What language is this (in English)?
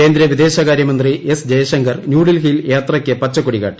Malayalam